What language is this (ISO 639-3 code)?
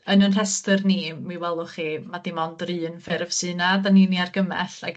cym